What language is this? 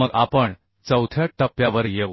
Marathi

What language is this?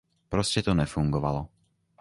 Czech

